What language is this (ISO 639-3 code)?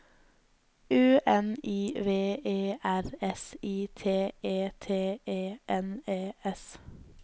nor